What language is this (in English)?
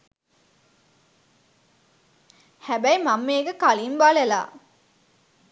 Sinhala